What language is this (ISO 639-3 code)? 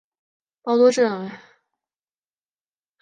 zho